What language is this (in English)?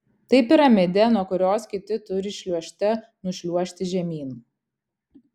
Lithuanian